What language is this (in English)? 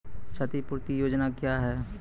Maithili